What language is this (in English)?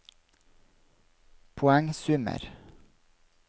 Norwegian